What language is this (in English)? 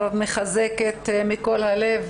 Hebrew